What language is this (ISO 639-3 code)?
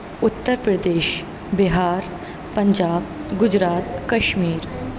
urd